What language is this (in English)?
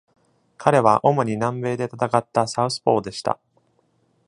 Japanese